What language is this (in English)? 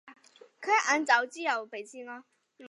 Chinese